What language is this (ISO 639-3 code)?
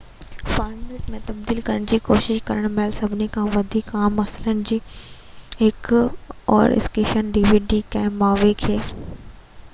snd